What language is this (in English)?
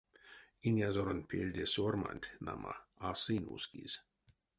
Erzya